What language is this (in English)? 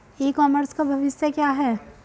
Hindi